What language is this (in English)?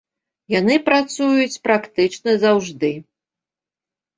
Belarusian